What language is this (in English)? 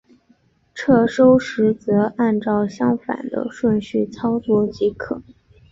Chinese